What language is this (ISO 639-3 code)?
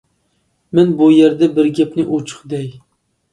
uig